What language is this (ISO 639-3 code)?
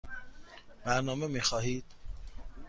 fas